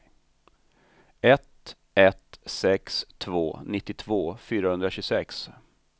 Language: Swedish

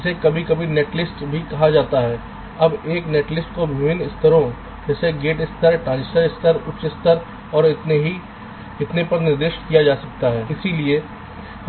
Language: Hindi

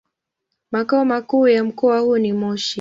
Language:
Swahili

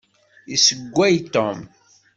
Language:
Kabyle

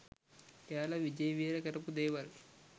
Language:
Sinhala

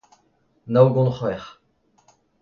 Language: Breton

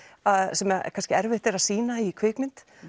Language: Icelandic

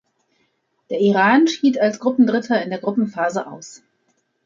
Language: German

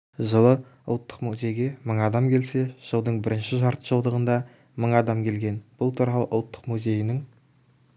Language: Kazakh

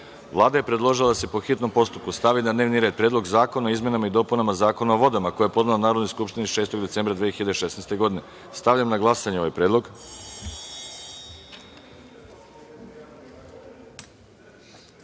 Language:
Serbian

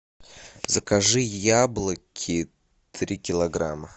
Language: Russian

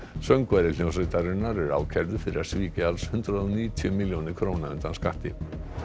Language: Icelandic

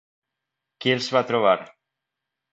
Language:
Catalan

